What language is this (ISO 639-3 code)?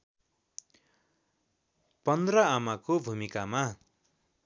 nep